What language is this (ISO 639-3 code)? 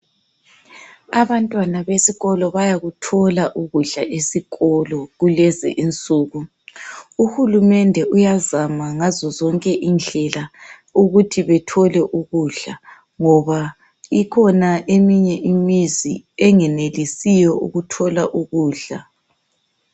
nde